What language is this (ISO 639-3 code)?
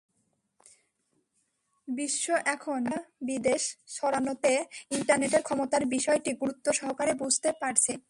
ben